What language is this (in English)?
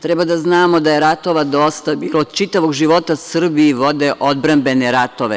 Serbian